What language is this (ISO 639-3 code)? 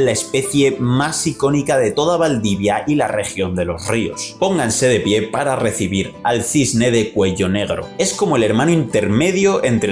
spa